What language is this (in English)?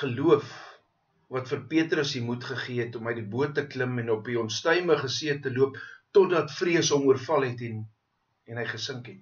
Dutch